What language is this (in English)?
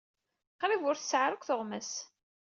Kabyle